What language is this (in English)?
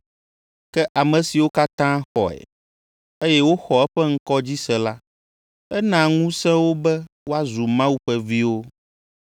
Ewe